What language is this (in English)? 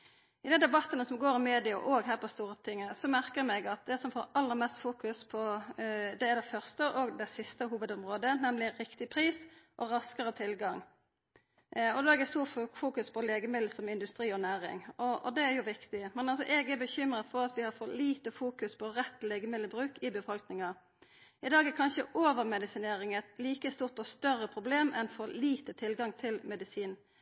Norwegian Nynorsk